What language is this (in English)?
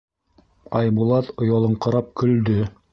Bashkir